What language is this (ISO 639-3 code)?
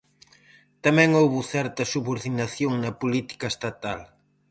glg